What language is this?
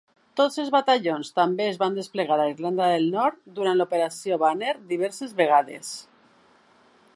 Catalan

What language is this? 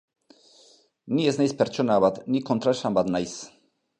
Basque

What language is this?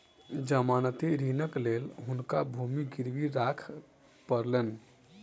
Maithili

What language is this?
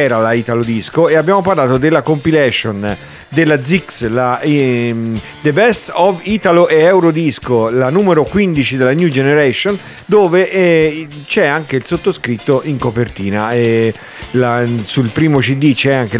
Italian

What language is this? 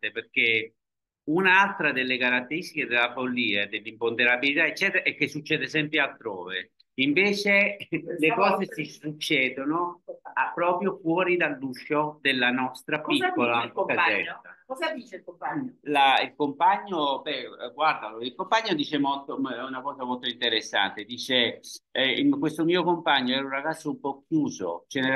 Italian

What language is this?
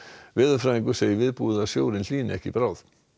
Icelandic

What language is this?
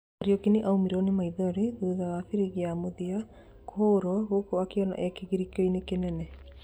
Kikuyu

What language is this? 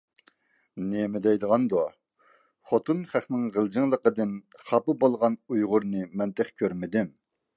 Uyghur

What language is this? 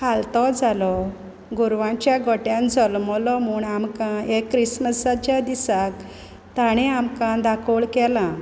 Konkani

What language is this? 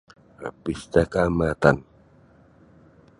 Sabah Bisaya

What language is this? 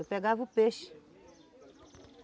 Portuguese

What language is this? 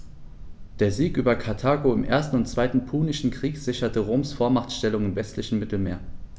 German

